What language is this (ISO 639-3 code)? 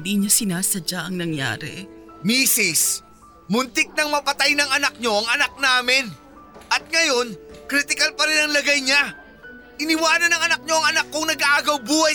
fil